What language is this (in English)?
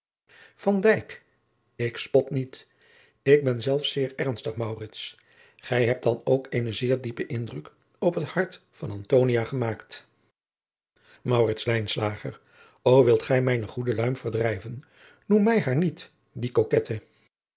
Dutch